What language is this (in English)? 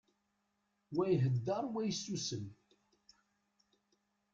Kabyle